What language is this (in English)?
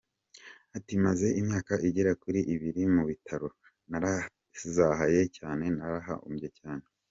Kinyarwanda